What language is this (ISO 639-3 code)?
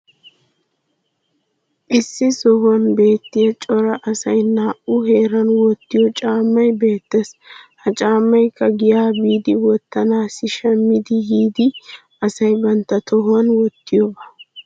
wal